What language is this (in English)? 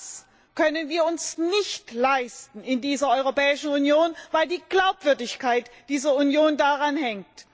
German